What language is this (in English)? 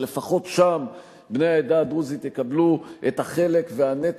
Hebrew